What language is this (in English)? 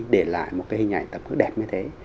Vietnamese